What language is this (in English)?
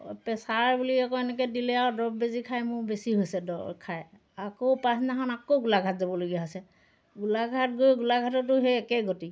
Assamese